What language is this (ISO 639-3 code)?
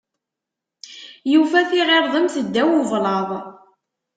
kab